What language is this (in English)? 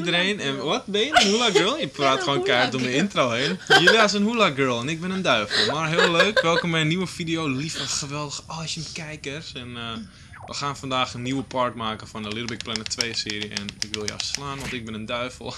Dutch